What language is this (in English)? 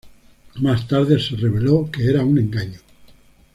Spanish